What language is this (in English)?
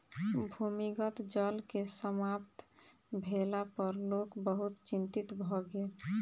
Maithili